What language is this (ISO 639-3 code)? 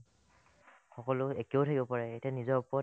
asm